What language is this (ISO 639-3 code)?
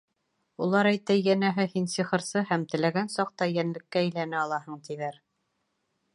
bak